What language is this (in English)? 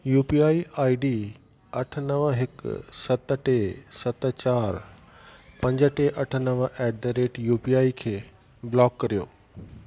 Sindhi